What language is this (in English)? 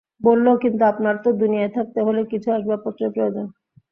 Bangla